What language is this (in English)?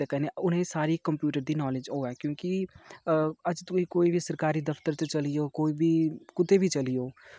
Dogri